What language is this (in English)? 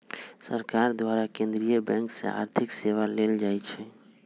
Magahi